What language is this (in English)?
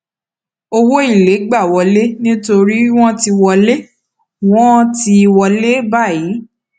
Yoruba